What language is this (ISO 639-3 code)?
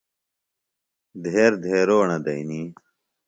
phl